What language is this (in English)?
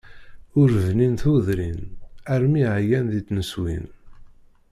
Kabyle